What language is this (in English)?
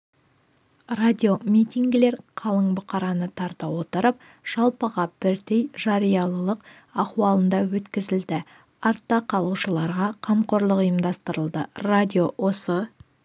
Kazakh